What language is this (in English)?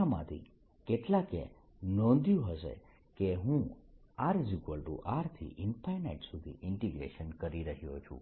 Gujarati